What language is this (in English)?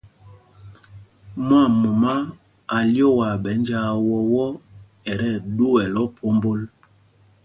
Mpumpong